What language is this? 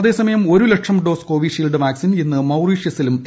Malayalam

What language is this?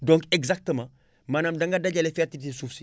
Wolof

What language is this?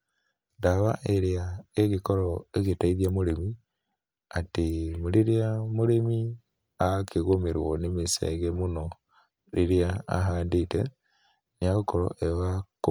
Kikuyu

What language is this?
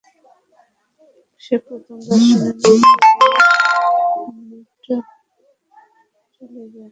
Bangla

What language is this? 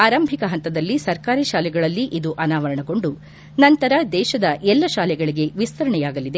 Kannada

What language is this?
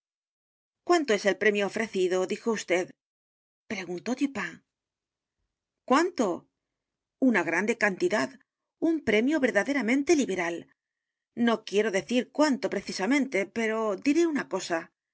Spanish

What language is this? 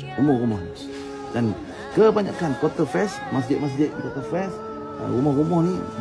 Malay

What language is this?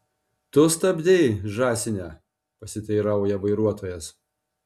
Lithuanian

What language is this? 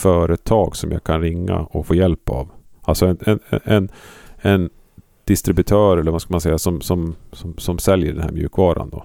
Swedish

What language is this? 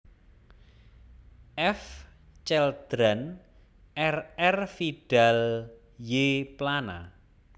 Javanese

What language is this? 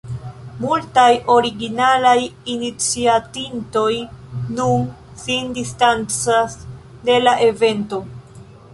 Esperanto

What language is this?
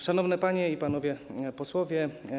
Polish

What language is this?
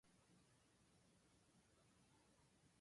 Japanese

